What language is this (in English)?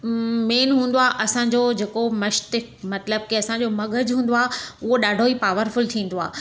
Sindhi